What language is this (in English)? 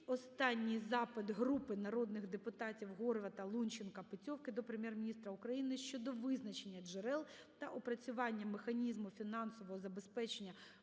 Ukrainian